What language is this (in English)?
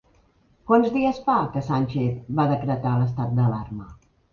Catalan